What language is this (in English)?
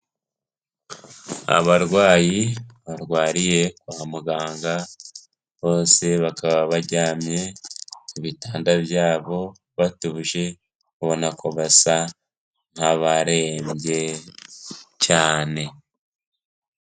Kinyarwanda